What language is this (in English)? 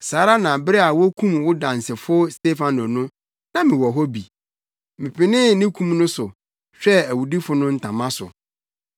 Akan